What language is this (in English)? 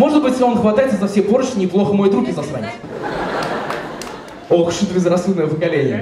Russian